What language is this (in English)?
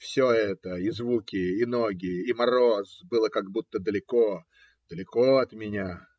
Russian